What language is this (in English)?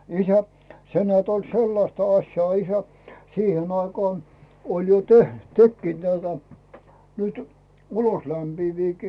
Finnish